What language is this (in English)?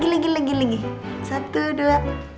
Indonesian